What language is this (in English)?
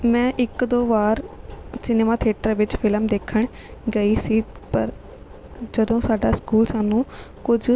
Punjabi